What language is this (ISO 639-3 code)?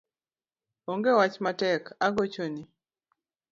luo